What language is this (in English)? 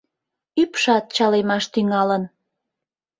Mari